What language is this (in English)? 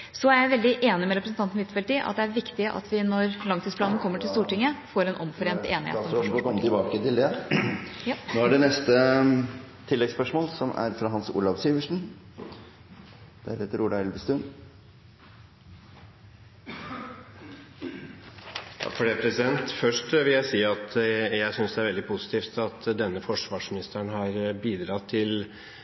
Norwegian